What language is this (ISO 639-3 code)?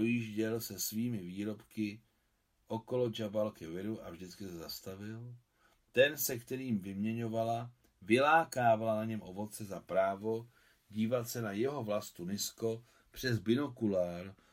ces